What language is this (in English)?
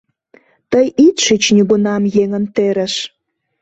Mari